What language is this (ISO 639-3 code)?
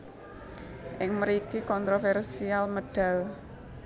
jav